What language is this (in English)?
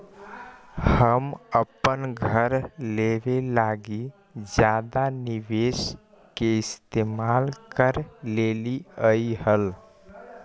Magahi